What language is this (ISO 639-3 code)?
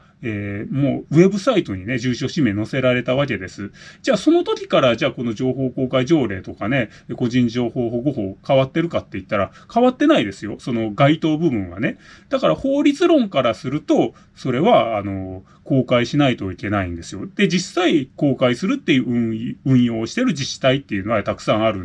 jpn